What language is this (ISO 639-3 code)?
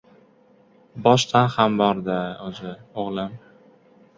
uzb